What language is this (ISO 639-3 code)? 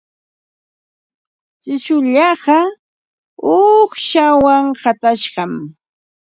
qva